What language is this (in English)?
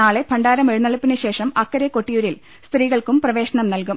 Malayalam